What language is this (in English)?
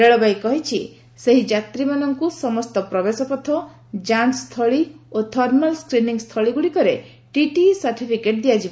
Odia